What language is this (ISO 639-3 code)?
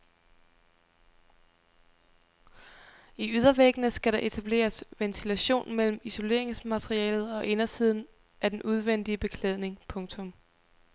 dan